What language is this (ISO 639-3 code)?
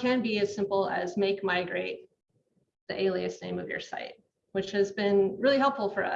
eng